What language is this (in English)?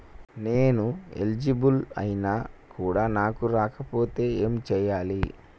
Telugu